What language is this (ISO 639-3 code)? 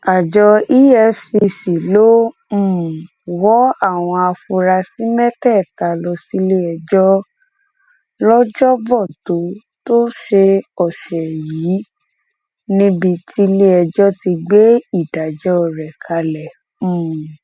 yor